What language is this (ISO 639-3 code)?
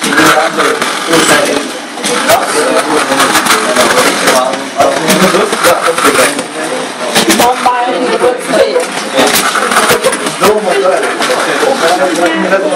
ron